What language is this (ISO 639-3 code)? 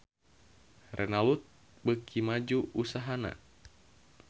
sun